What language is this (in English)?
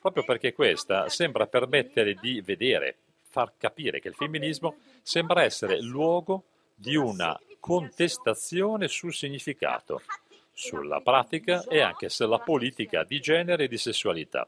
Italian